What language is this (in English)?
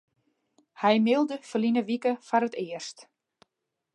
Western Frisian